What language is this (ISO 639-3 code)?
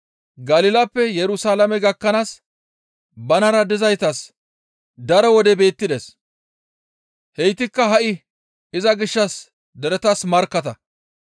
gmv